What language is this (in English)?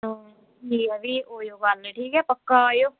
Dogri